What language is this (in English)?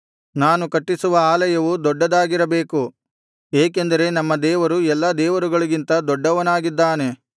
Kannada